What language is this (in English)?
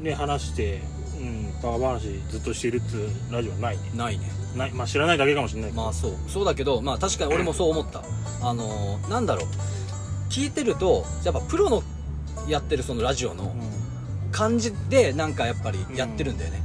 Japanese